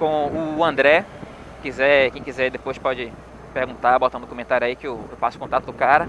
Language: Portuguese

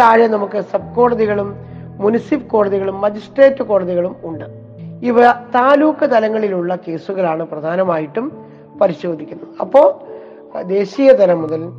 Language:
Malayalam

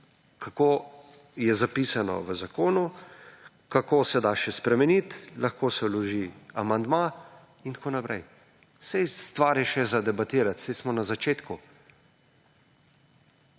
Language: Slovenian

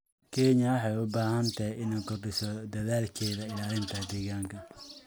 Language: Somali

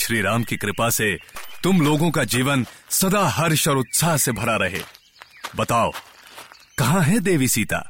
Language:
Hindi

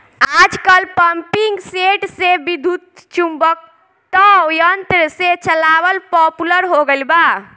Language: Bhojpuri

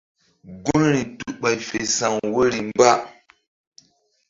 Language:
Mbum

